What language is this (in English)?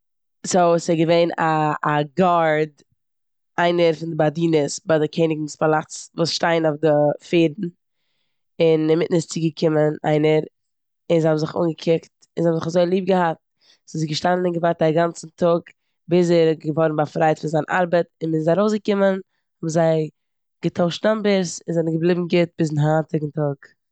Yiddish